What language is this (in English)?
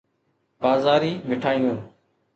Sindhi